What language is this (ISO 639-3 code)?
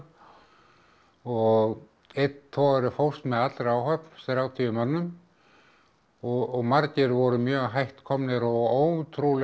isl